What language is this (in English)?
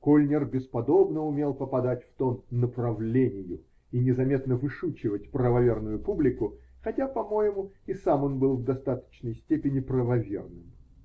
Russian